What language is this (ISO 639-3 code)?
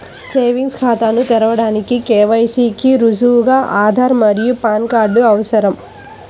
tel